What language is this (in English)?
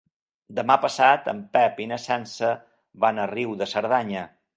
Catalan